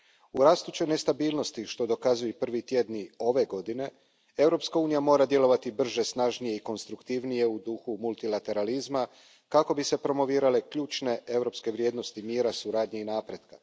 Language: Croatian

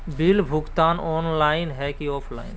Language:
Magahi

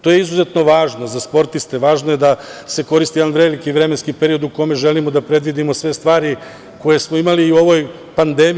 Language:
Serbian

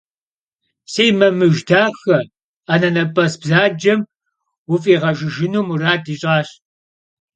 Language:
Kabardian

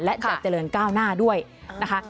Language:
Thai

